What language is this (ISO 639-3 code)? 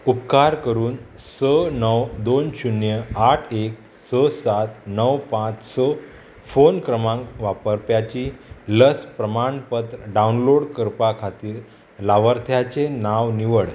kok